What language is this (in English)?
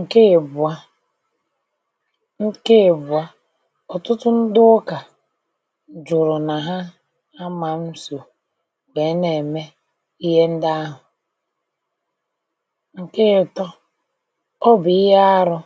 Igbo